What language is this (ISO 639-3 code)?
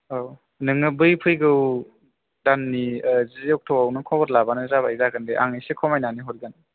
brx